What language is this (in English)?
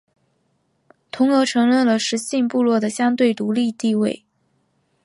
Chinese